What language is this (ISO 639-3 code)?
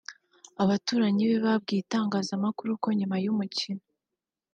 kin